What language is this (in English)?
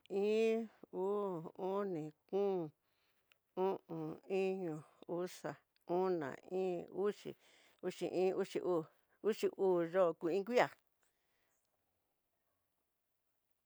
Tidaá Mixtec